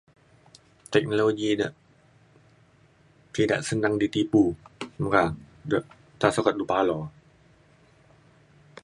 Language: Mainstream Kenyah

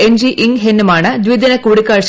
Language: Malayalam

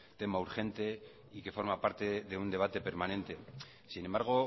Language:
Spanish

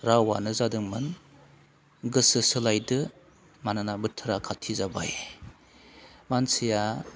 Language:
Bodo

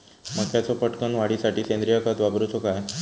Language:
Marathi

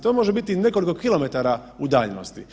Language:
Croatian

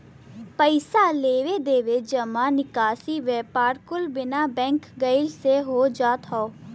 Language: Bhojpuri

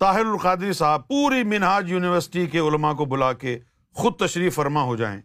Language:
Urdu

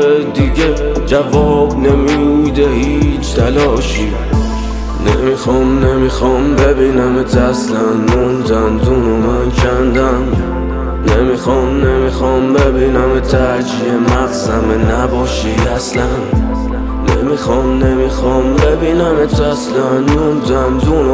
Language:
Persian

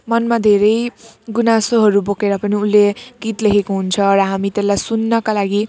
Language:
Nepali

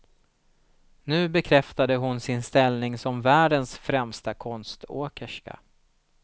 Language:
Swedish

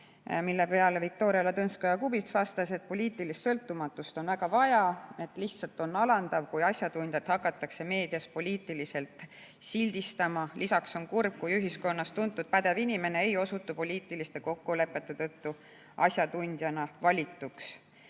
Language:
Estonian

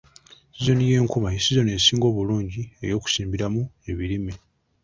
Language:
Ganda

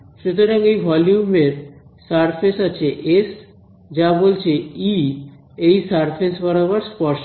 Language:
Bangla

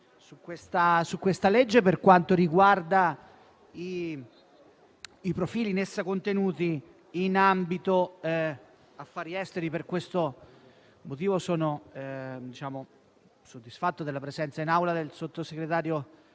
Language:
Italian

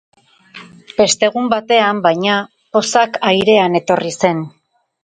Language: Basque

